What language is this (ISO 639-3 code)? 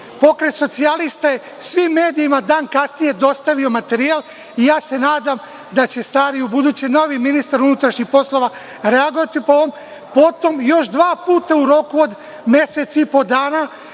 srp